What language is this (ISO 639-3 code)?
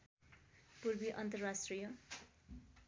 nep